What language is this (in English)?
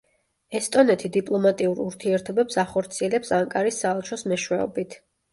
Georgian